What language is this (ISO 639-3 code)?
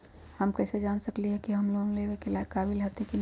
mag